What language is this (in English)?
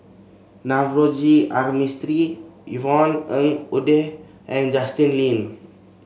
English